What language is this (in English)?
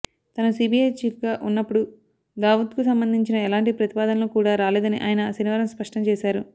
Telugu